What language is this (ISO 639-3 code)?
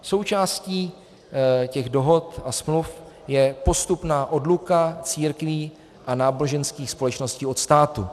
ces